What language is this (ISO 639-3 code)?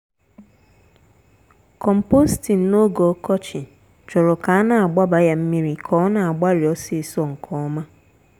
ibo